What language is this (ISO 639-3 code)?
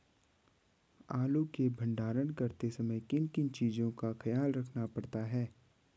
hin